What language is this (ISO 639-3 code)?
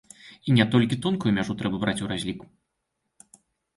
bel